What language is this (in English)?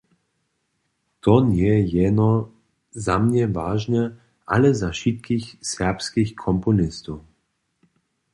Upper Sorbian